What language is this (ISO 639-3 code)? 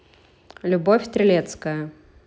rus